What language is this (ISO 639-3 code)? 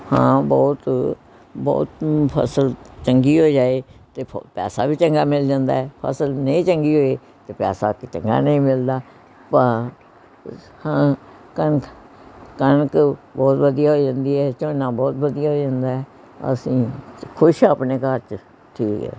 pan